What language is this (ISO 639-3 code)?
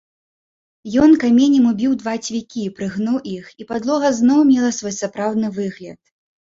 bel